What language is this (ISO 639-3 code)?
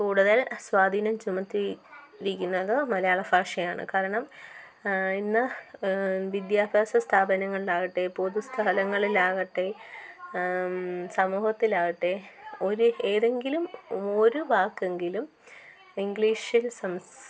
mal